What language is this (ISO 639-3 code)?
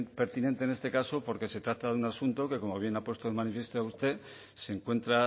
spa